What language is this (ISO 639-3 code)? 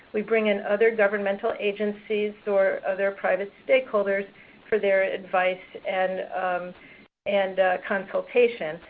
eng